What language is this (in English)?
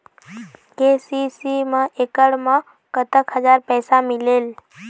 Chhattisgarhi